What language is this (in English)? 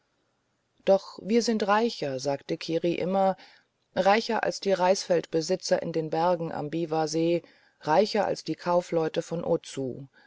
German